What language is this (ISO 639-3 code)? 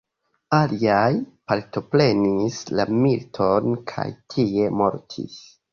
epo